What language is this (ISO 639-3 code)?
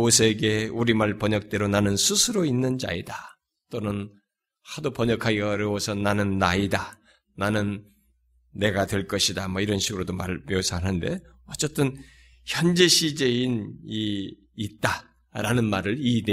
kor